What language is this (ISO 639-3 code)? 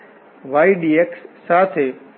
guj